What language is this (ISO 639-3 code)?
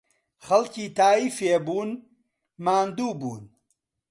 ckb